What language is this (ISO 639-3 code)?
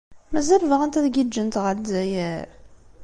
kab